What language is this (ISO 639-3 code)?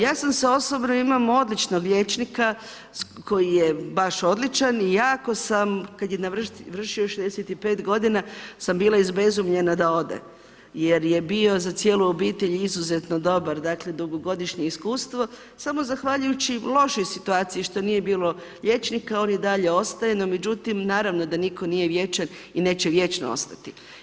hrv